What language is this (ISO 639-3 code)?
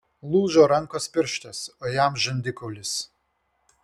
lit